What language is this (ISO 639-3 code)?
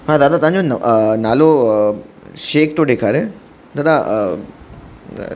snd